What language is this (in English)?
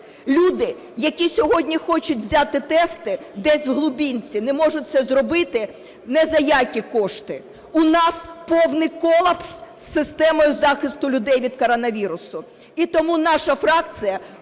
Ukrainian